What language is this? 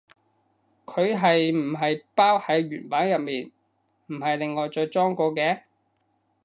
Cantonese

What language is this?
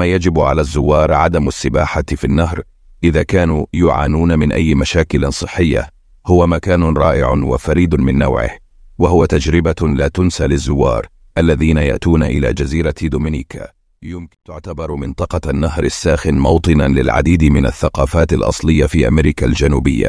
Arabic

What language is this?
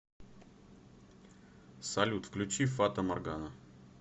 Russian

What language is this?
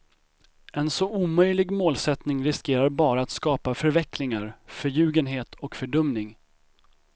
Swedish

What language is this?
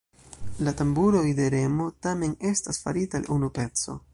Esperanto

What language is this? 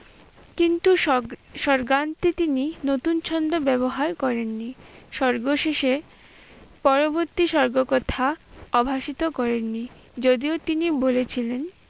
Bangla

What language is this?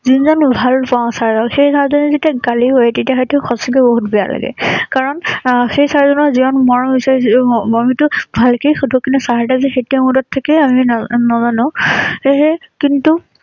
Assamese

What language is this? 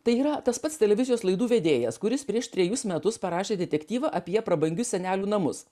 Lithuanian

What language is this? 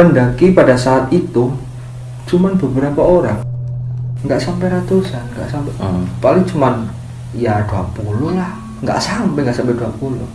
Indonesian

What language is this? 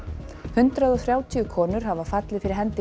Icelandic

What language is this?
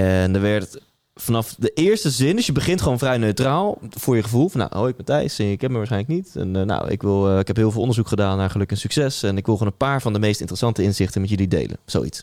Dutch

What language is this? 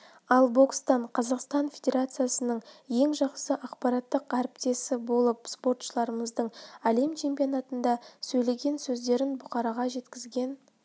Kazakh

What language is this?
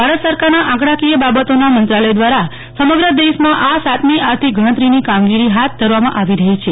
Gujarati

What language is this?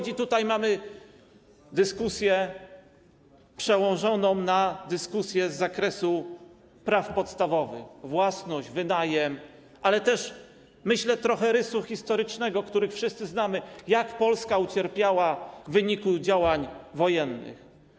Polish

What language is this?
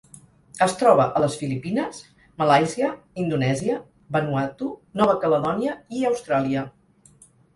Catalan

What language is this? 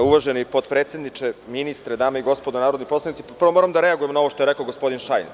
Serbian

